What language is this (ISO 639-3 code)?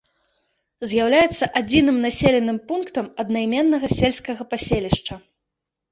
bel